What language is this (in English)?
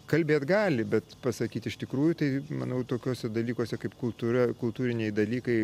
Lithuanian